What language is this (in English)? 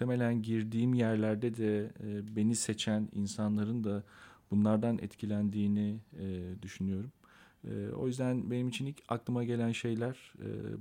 Turkish